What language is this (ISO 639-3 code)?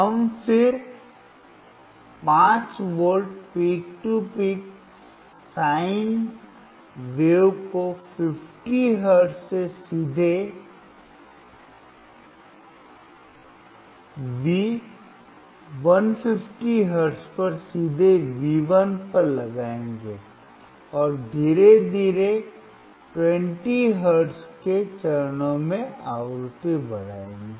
hin